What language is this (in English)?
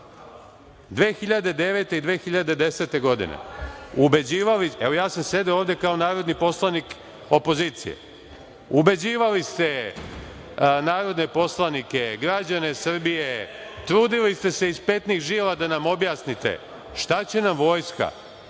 Serbian